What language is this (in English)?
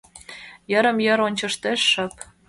Mari